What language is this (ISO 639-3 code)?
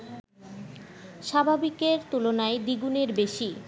ben